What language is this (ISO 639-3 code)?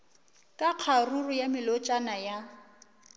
nso